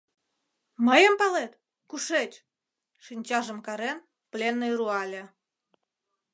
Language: Mari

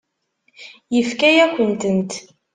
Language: Kabyle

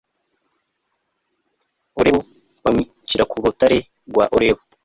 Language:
Kinyarwanda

